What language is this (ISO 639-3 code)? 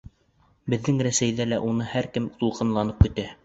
bak